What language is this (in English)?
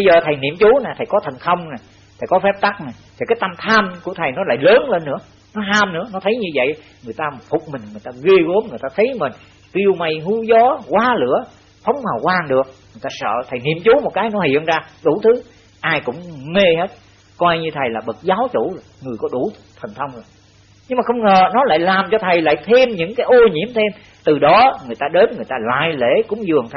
Vietnamese